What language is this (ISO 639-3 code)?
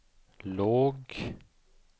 swe